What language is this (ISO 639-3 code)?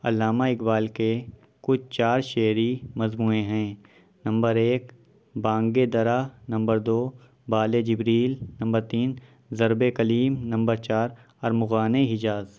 urd